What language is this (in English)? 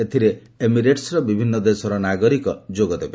Odia